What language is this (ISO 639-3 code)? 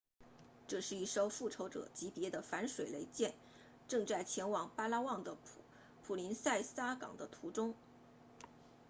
zho